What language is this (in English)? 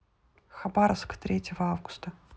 Russian